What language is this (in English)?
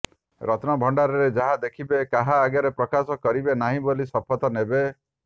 Odia